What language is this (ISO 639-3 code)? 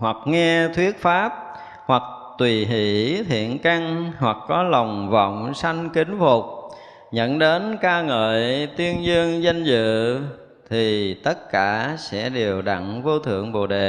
vie